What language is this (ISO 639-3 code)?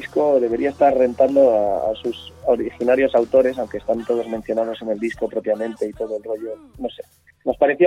spa